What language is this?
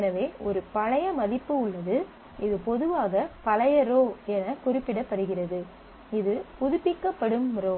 Tamil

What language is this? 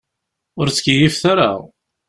Kabyle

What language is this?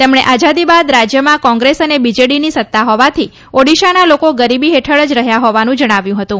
Gujarati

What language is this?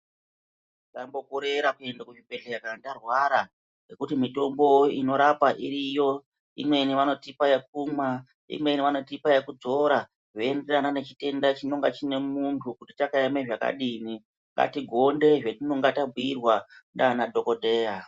Ndau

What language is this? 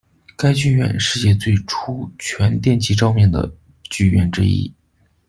Chinese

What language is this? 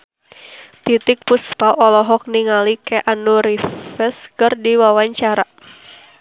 Sundanese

